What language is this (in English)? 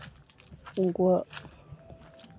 Santali